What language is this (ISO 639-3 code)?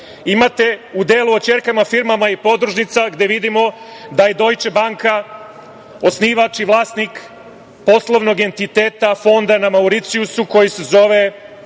srp